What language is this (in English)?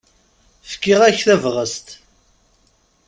Kabyle